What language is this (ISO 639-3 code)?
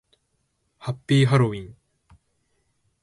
jpn